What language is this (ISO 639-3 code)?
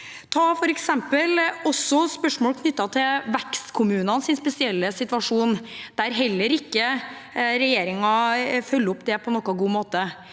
nor